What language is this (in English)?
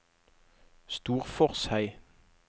Norwegian